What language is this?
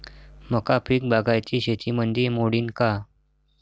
Marathi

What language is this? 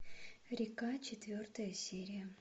Russian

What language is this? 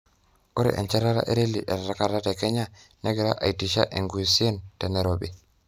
Masai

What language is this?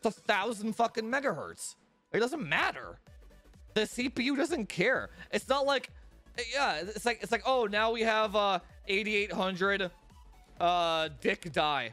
English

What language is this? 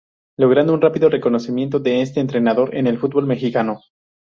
Spanish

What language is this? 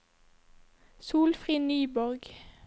Norwegian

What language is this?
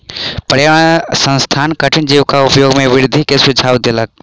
Maithili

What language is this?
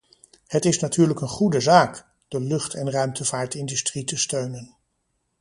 Dutch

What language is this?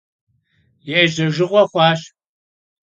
Kabardian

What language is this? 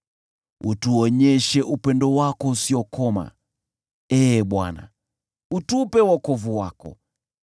Swahili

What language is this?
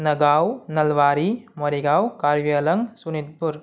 Sanskrit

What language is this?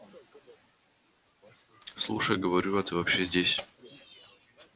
Russian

